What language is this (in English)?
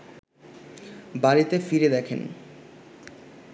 Bangla